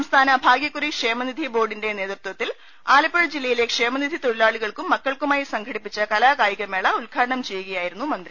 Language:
Malayalam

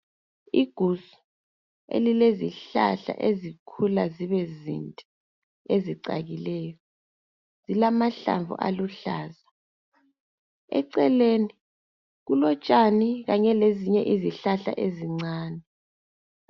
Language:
North Ndebele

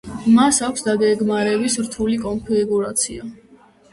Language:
Georgian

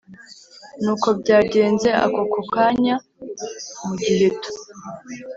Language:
Kinyarwanda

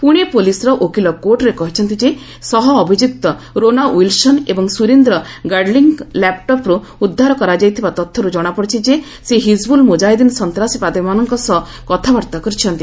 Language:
Odia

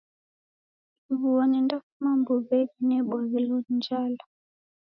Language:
Taita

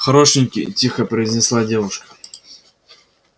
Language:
Russian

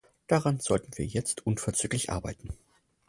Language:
German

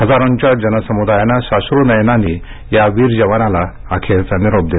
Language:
Marathi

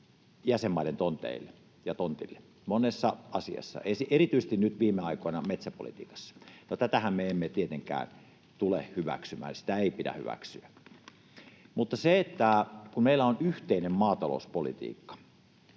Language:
Finnish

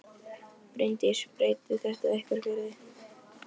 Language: Icelandic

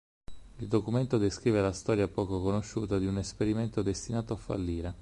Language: Italian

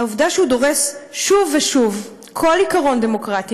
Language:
Hebrew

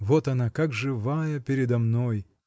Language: Russian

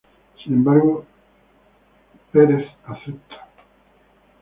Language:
Spanish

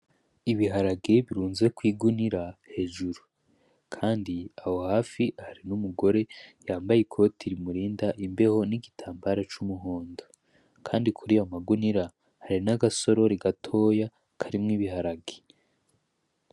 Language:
Rundi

